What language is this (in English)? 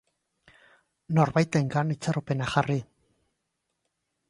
Basque